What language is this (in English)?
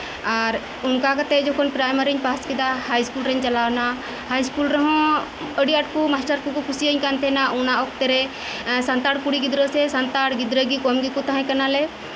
Santali